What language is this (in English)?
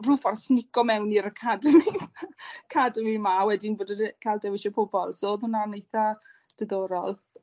Welsh